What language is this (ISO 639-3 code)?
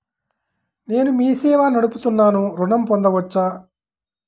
tel